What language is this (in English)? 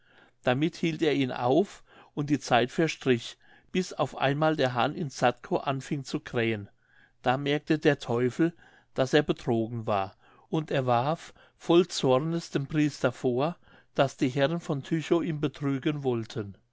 German